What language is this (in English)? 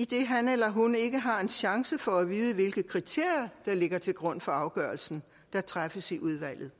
Danish